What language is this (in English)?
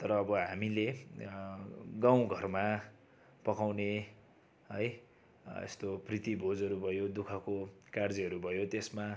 Nepali